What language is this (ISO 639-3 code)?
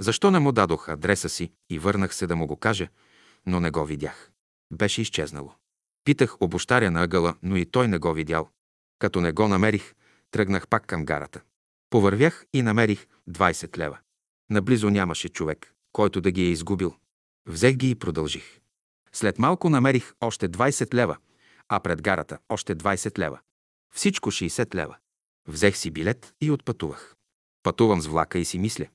bul